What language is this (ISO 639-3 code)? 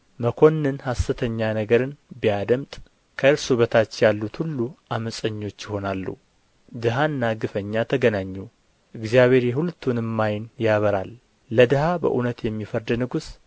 amh